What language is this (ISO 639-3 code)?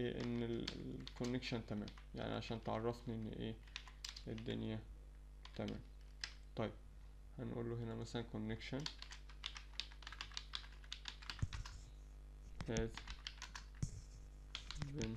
ara